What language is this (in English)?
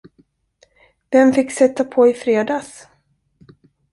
Swedish